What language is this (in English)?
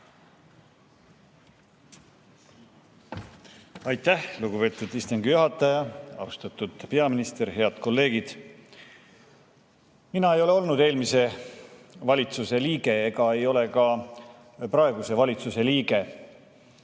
Estonian